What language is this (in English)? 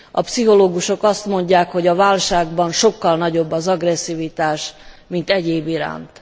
Hungarian